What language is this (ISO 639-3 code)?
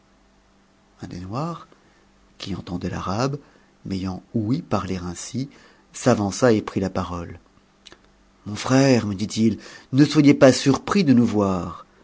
fra